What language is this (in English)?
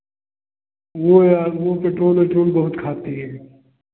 Hindi